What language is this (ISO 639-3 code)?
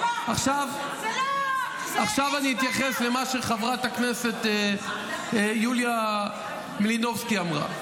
heb